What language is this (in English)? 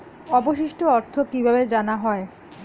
Bangla